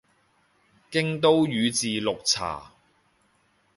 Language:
Cantonese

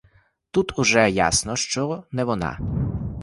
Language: Ukrainian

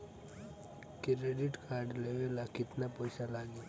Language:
Bhojpuri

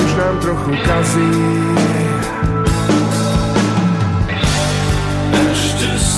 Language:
Slovak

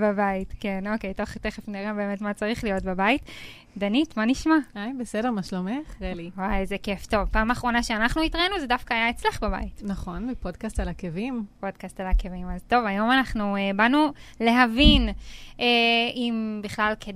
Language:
Hebrew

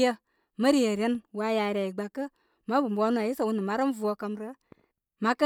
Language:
Koma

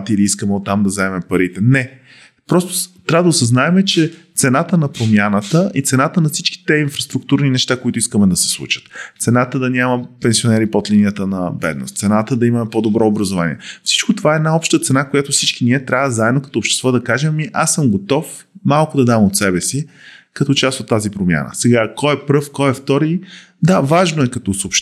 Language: Bulgarian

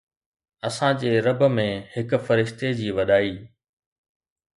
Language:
Sindhi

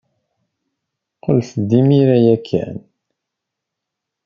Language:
Kabyle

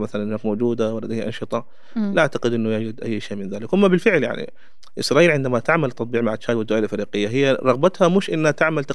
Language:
Arabic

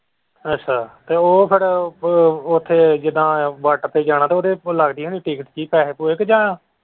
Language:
Punjabi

